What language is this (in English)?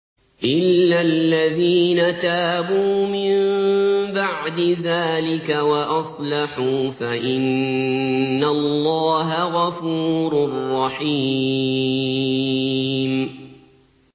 Arabic